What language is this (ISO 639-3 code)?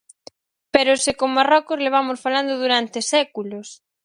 glg